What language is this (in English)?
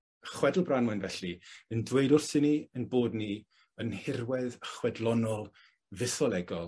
Welsh